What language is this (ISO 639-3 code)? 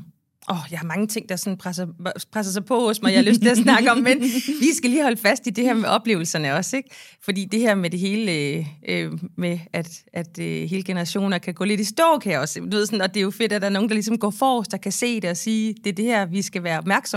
dan